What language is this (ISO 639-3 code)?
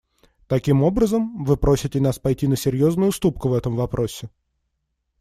rus